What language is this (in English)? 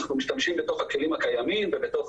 Hebrew